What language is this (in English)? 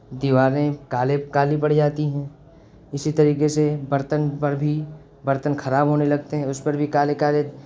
Urdu